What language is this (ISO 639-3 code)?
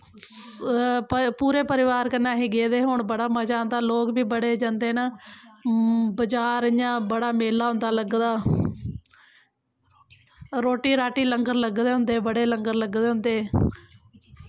doi